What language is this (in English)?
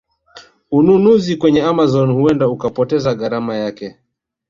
Swahili